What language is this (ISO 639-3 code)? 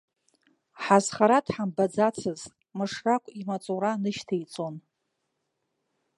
abk